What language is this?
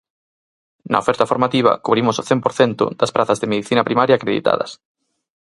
Galician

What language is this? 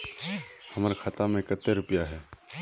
Magahi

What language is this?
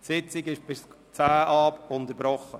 Swiss German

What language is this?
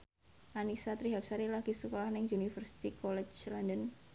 Javanese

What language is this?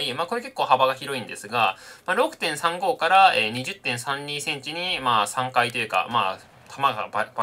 Japanese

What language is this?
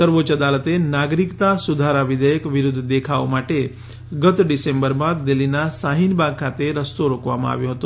Gujarati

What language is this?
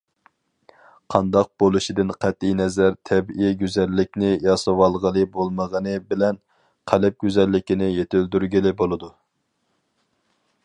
Uyghur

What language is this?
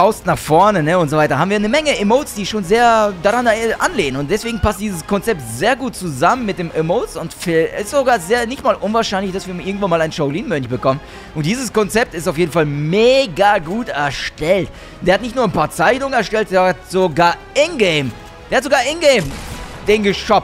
German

